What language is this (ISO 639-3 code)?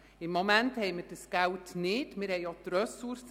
gsw